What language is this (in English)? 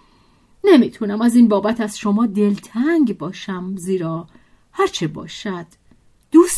Persian